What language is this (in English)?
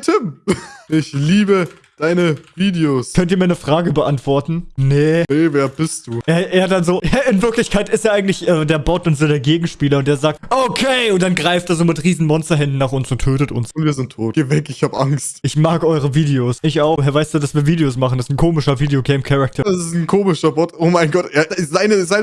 German